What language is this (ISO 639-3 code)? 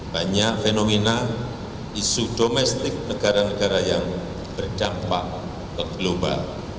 ind